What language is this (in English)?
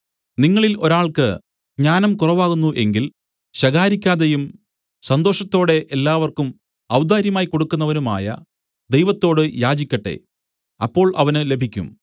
Malayalam